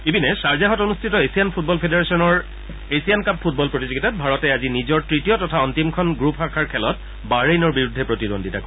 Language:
Assamese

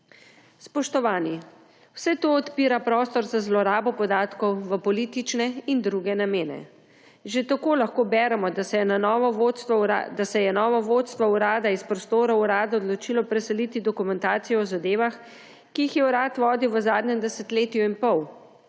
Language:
Slovenian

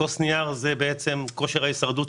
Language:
Hebrew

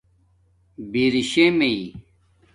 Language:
Domaaki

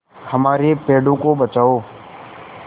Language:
Hindi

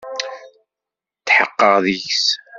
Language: Kabyle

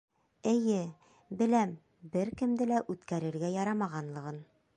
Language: Bashkir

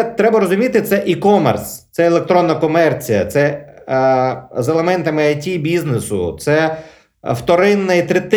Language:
Ukrainian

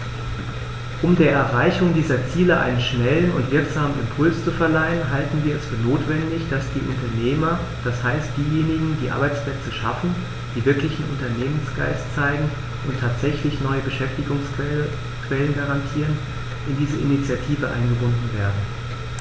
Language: German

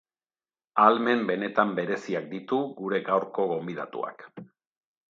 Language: Basque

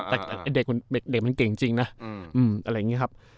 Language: Thai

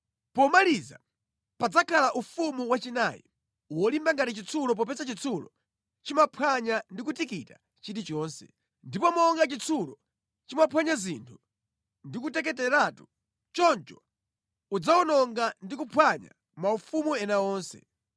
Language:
Nyanja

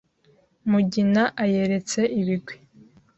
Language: Kinyarwanda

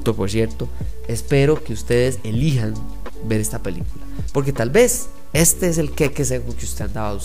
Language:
Spanish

